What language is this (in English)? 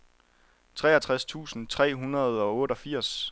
Danish